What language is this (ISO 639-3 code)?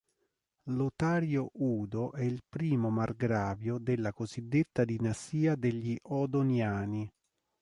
ita